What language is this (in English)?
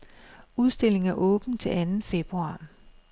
Danish